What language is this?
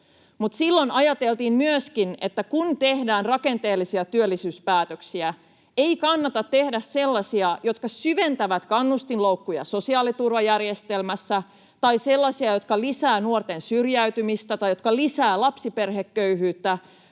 Finnish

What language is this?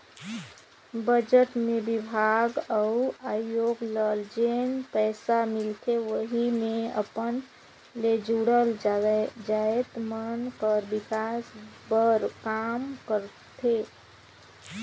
Chhattisgarhi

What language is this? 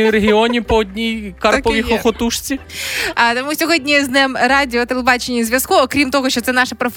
Ukrainian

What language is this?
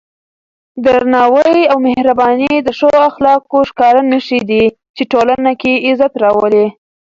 Pashto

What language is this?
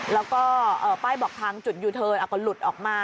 Thai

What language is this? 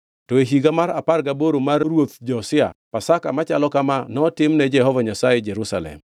Luo (Kenya and Tanzania)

